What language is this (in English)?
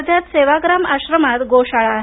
Marathi